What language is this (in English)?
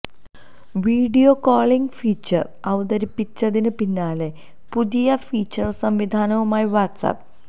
Malayalam